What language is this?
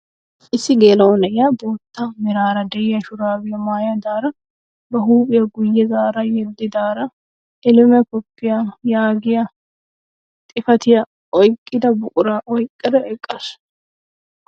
Wolaytta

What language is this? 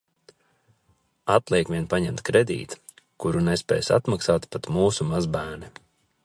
Latvian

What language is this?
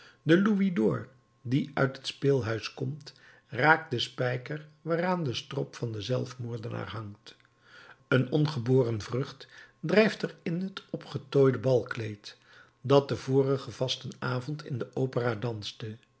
Dutch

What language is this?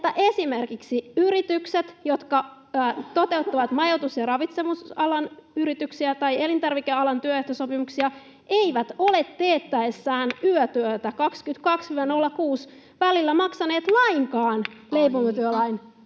Finnish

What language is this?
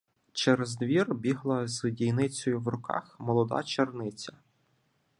Ukrainian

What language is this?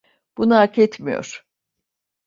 Turkish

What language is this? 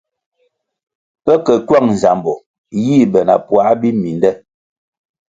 Kwasio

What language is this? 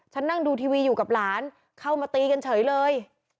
Thai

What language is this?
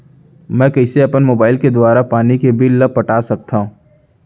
Chhattisgarhi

